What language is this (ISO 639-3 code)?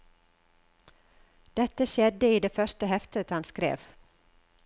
nor